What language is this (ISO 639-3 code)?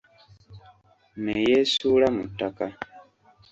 lug